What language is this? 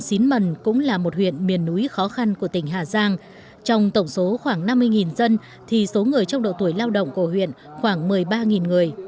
Vietnamese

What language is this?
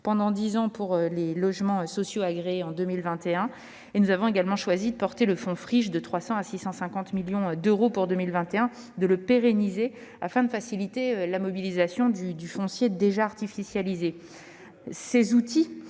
French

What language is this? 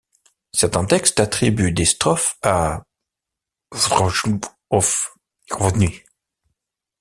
French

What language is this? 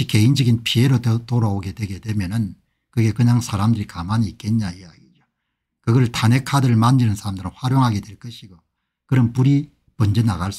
Korean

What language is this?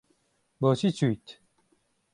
Central Kurdish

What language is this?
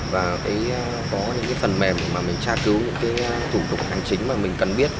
Vietnamese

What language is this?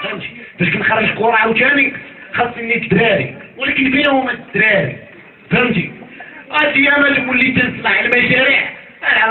Arabic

